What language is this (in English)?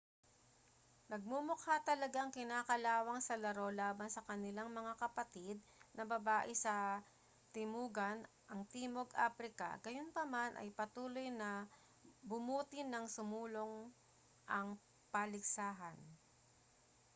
Filipino